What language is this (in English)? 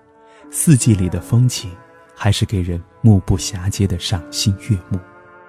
Chinese